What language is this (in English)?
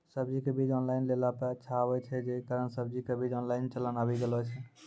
Maithili